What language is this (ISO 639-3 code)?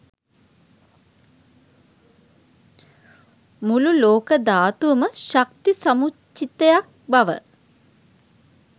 sin